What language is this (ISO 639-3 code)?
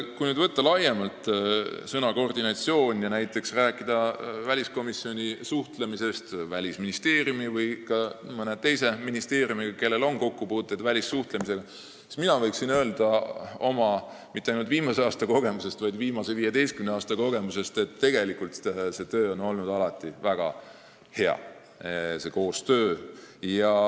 est